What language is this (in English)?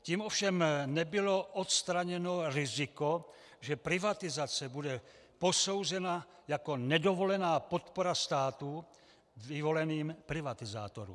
Czech